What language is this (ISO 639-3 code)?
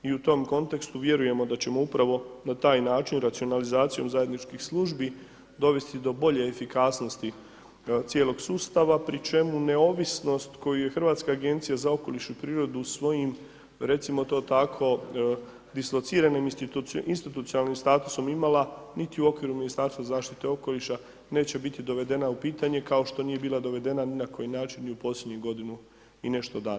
hrv